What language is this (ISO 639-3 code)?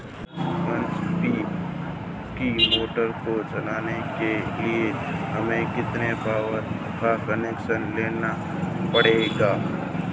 hin